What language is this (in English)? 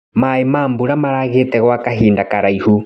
Kikuyu